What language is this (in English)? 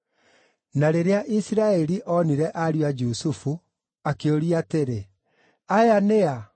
Kikuyu